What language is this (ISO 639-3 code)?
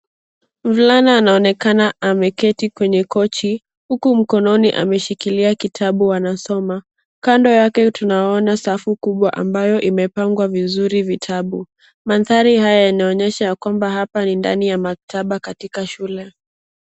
swa